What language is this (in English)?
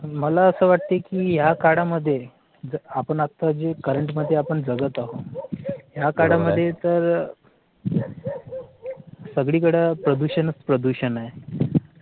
Marathi